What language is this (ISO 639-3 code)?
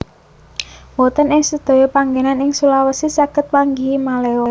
jav